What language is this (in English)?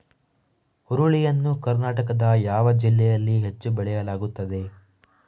Kannada